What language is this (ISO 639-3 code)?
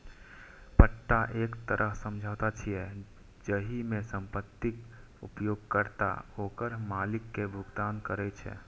mai